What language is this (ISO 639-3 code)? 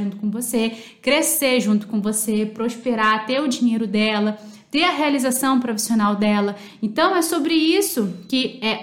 por